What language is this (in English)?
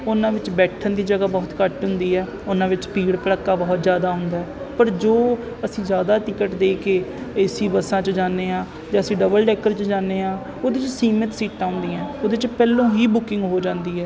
Punjabi